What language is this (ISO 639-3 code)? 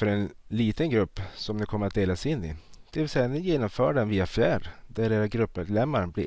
swe